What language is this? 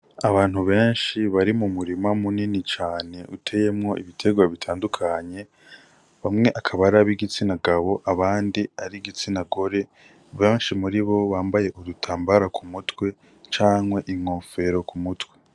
Rundi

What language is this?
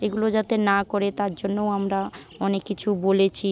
Bangla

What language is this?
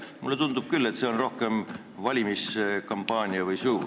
Estonian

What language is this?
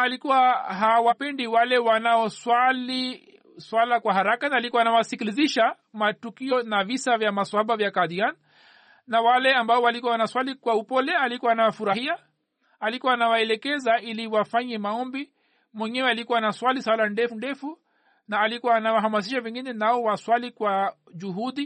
Swahili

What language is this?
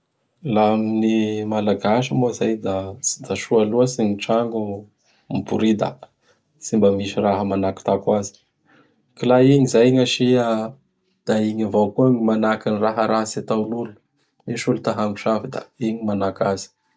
Bara Malagasy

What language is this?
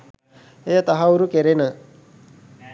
Sinhala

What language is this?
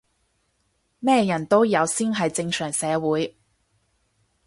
Cantonese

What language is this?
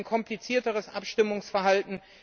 German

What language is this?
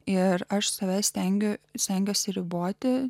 Lithuanian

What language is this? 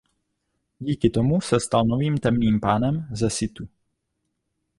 Czech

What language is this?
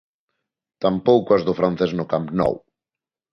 Galician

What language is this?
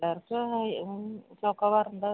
Malayalam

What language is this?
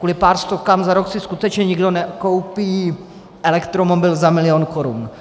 Czech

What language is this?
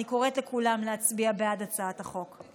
Hebrew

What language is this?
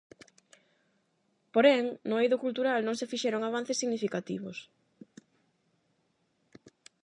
Galician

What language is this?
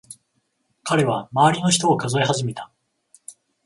Japanese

